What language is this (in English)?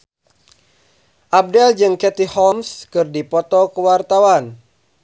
Sundanese